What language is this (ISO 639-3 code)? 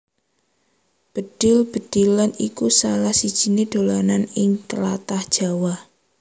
jav